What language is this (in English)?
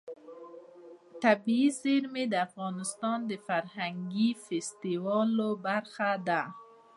Pashto